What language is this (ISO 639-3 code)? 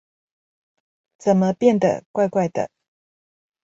zho